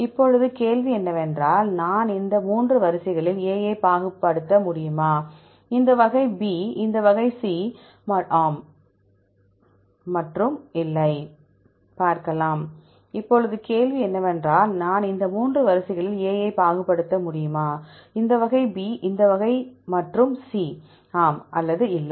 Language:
Tamil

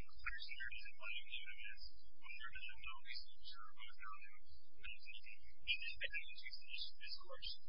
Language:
English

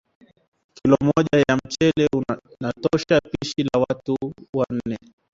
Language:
Swahili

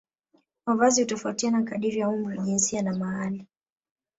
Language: Swahili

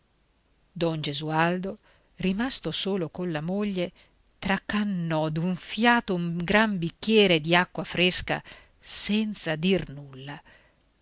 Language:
Italian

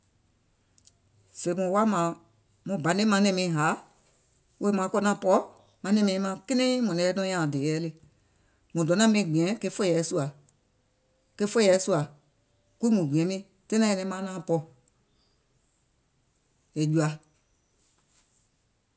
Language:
Gola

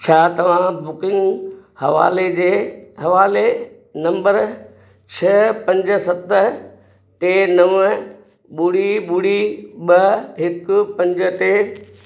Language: Sindhi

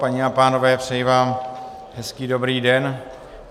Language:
Czech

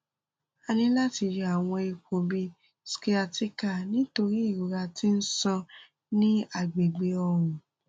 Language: Yoruba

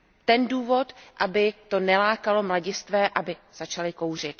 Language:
Czech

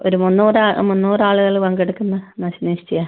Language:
Malayalam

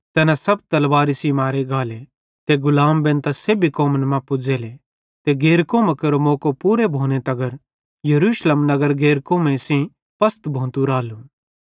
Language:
Bhadrawahi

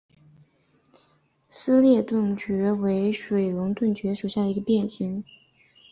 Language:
Chinese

